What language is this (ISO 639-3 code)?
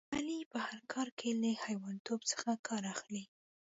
pus